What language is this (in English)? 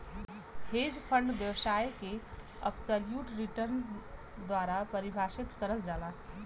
Bhojpuri